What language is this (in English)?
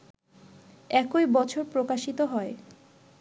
Bangla